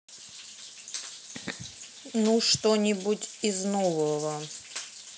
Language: Russian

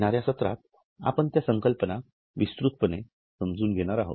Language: Marathi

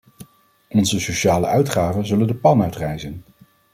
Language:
Dutch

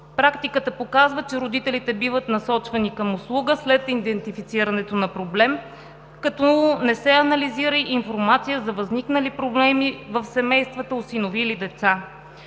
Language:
Bulgarian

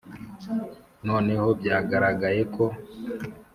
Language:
Kinyarwanda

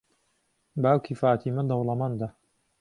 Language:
Central Kurdish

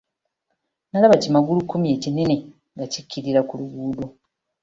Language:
Ganda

